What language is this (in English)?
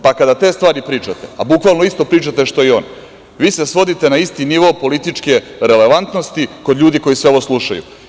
Serbian